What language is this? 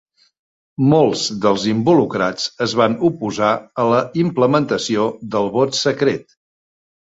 Catalan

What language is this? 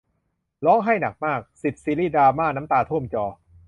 Thai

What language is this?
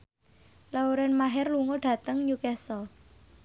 Javanese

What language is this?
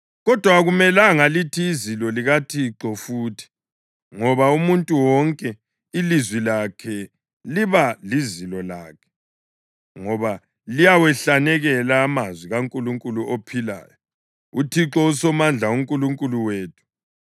North Ndebele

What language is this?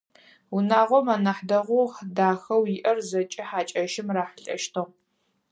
Adyghe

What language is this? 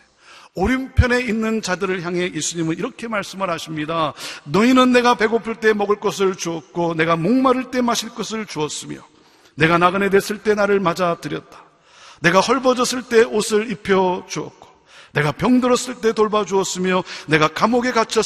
Korean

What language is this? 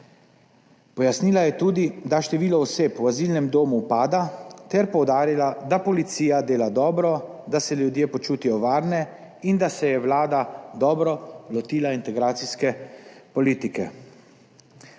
Slovenian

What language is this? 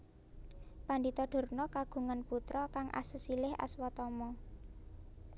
Javanese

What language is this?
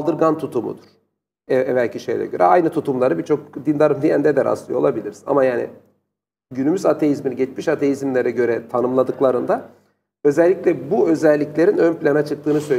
Turkish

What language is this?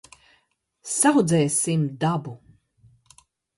Latvian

